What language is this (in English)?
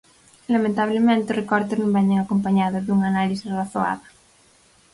Galician